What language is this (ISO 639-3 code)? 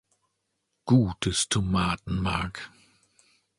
deu